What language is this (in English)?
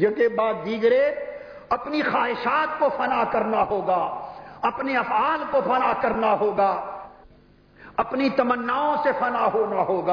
Urdu